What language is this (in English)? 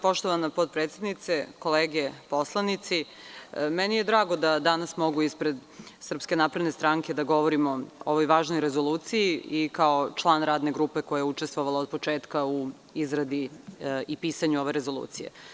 Serbian